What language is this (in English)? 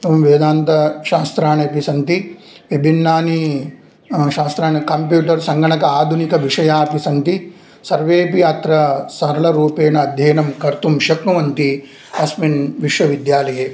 Sanskrit